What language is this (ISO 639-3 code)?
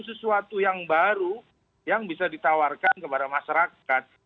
ind